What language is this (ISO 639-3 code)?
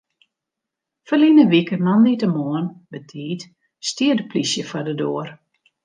fry